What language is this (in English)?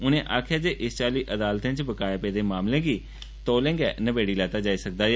Dogri